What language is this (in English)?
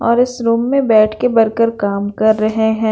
Hindi